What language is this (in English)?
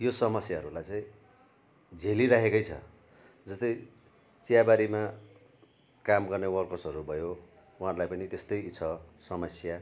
Nepali